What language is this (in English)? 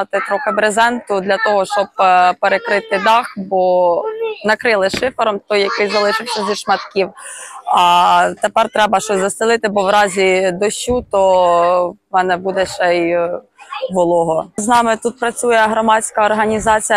Ukrainian